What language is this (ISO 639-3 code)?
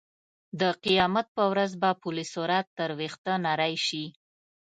pus